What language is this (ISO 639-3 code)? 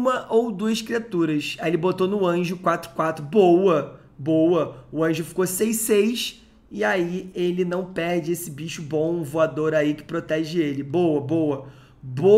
por